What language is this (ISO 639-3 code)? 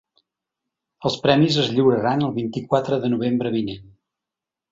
cat